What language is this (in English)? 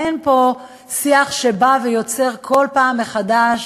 Hebrew